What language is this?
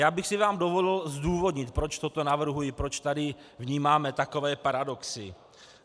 Czech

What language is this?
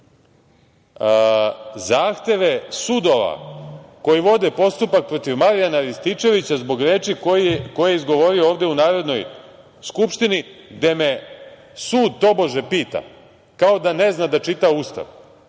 Serbian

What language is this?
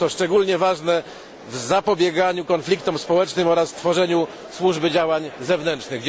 Polish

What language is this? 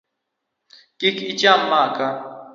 Luo (Kenya and Tanzania)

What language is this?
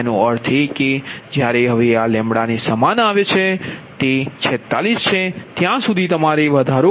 Gujarati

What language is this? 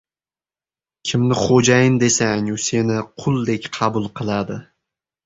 Uzbek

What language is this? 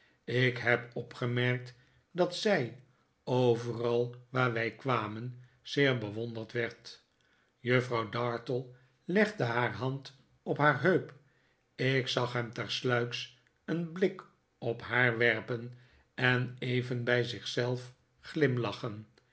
Dutch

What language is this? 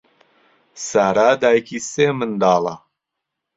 Central Kurdish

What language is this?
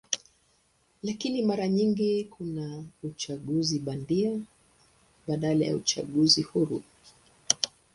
Swahili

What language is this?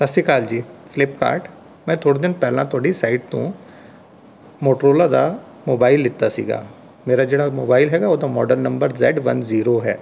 Punjabi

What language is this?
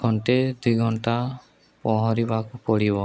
Odia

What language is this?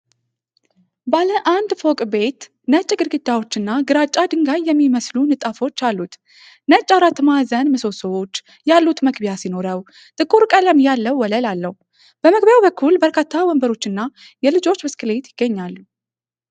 Amharic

